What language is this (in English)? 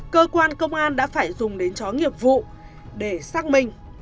Vietnamese